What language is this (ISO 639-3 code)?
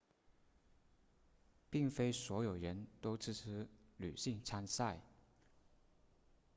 zho